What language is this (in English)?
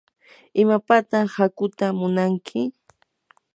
Yanahuanca Pasco Quechua